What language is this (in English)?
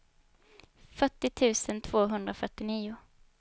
Swedish